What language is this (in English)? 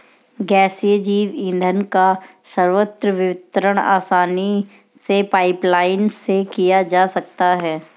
Hindi